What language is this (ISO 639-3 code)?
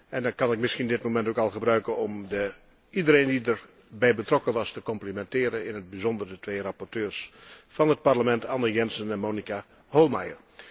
nld